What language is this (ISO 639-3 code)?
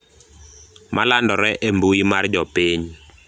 luo